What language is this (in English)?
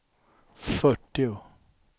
Swedish